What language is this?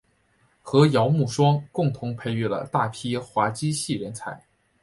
Chinese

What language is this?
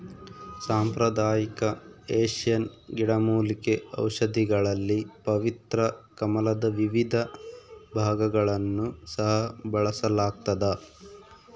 Kannada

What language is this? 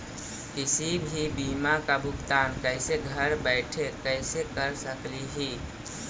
Magahi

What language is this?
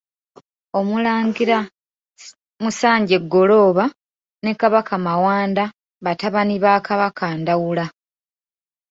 Ganda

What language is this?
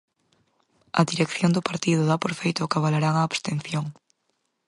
Galician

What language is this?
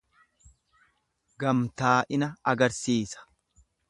Oromo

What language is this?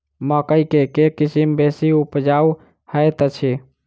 Maithili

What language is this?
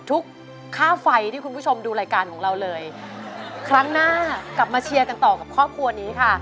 Thai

